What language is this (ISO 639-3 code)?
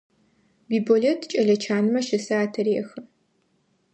ady